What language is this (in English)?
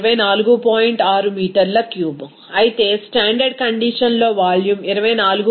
Telugu